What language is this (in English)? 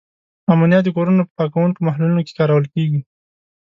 Pashto